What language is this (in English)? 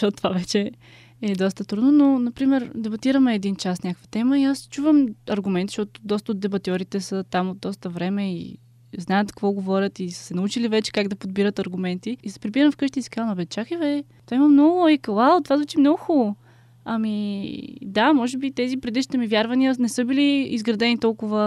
Bulgarian